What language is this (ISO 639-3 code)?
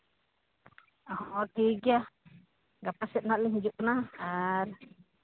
sat